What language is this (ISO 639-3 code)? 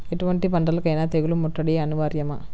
tel